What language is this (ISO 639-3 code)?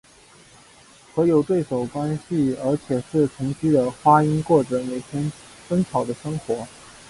zho